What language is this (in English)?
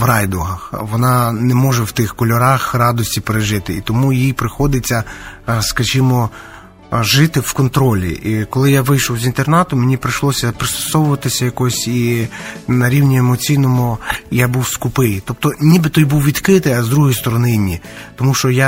Ukrainian